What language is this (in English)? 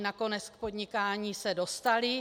Czech